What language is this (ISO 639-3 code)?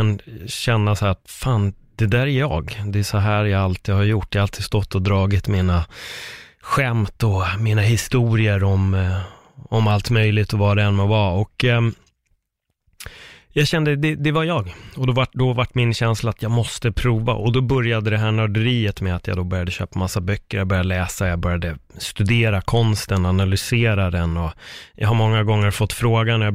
swe